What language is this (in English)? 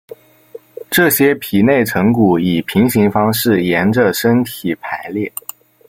Chinese